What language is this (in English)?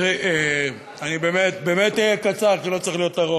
Hebrew